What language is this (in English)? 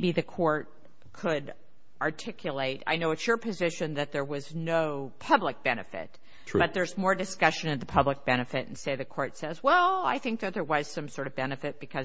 English